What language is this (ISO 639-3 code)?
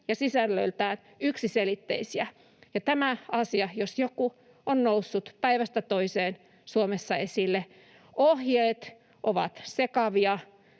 fin